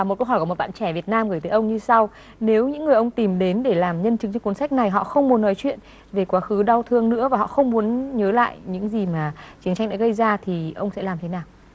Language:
Vietnamese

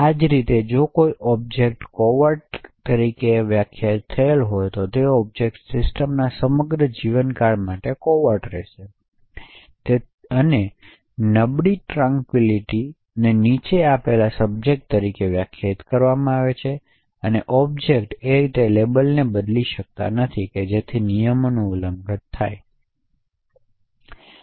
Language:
Gujarati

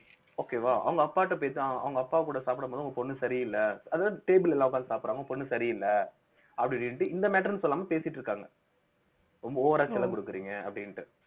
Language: Tamil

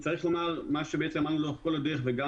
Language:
Hebrew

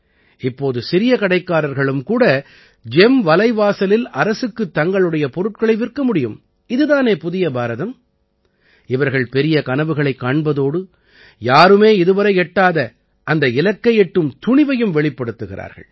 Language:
Tamil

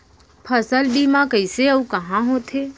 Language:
Chhattisgarhi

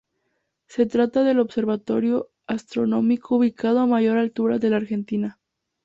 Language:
Spanish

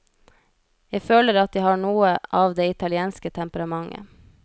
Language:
Norwegian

